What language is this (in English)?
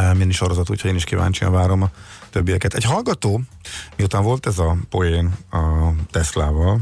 Hungarian